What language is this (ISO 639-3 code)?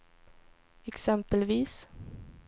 swe